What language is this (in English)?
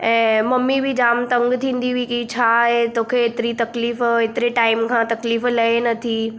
Sindhi